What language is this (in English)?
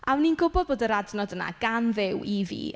Welsh